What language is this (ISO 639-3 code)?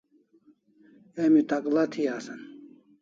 kls